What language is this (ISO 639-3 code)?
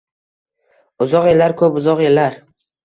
uzb